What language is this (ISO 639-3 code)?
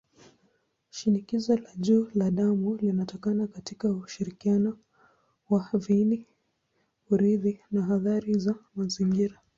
swa